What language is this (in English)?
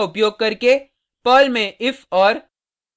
Hindi